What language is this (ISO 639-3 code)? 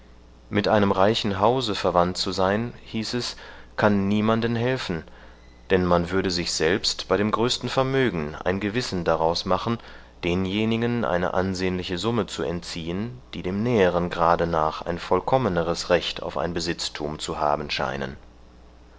deu